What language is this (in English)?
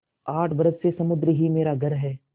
Hindi